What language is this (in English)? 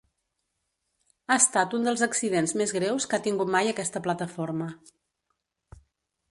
Catalan